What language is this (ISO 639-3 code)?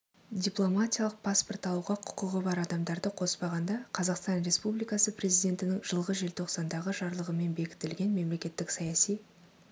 kaz